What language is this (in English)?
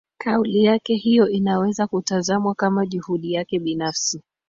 Swahili